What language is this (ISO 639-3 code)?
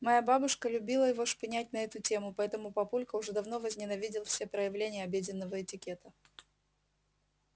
rus